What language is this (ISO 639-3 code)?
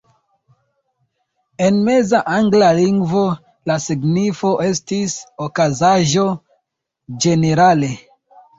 epo